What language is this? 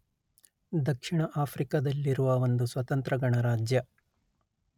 Kannada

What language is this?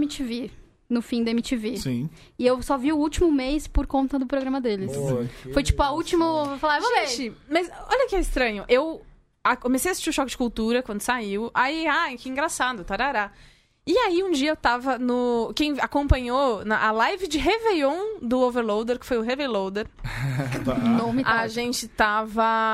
Portuguese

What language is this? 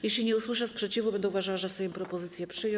Polish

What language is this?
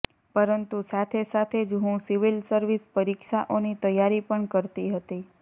Gujarati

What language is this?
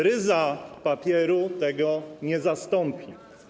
Polish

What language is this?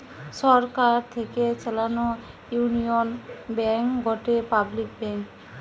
Bangla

